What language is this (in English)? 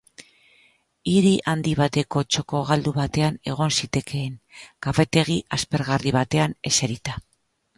Basque